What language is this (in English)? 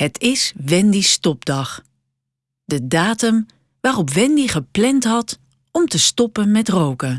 Dutch